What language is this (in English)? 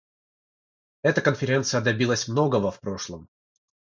Russian